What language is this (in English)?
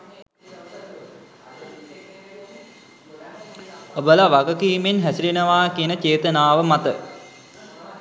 Sinhala